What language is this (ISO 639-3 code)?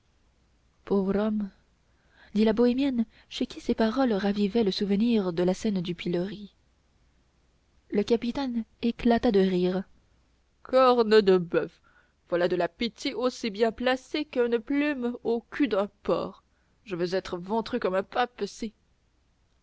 fra